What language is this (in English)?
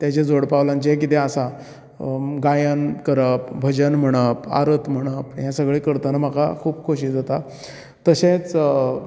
Konkani